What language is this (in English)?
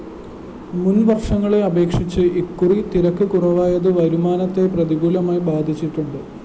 Malayalam